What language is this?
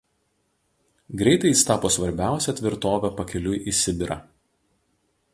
Lithuanian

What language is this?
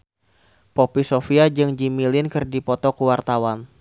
Sundanese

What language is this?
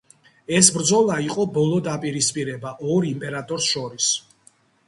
Georgian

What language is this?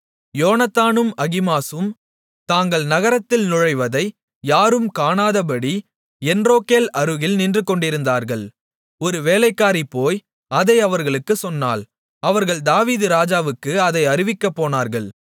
Tamil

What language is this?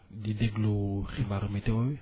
Wolof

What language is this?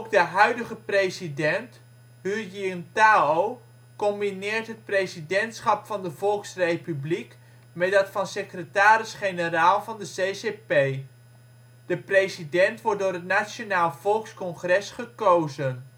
Dutch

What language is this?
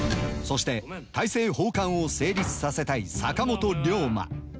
Japanese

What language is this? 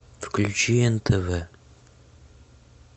Russian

